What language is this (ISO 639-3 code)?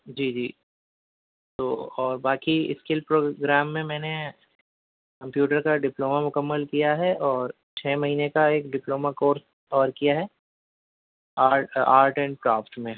urd